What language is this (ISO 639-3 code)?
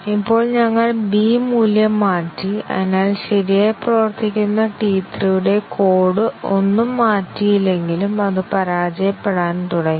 mal